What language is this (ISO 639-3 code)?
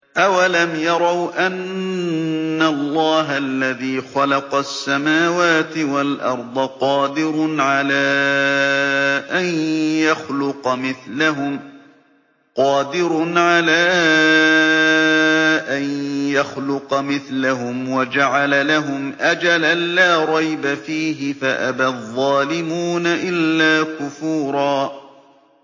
ara